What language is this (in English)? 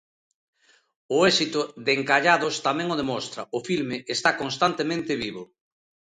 Galician